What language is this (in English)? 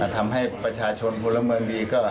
Thai